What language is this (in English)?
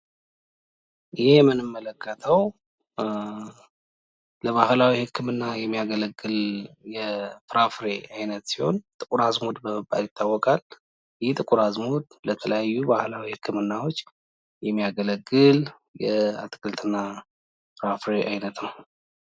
Amharic